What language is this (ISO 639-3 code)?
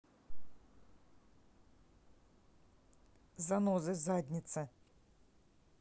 rus